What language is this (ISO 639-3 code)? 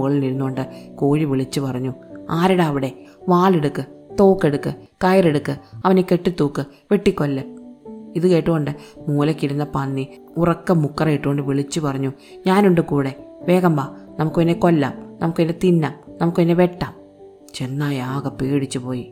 mal